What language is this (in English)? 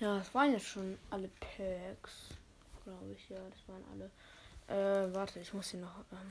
German